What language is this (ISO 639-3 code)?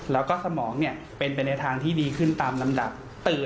tha